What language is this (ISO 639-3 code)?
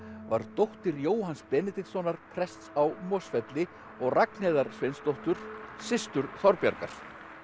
isl